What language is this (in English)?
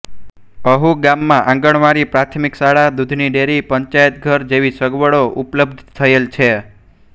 Gujarati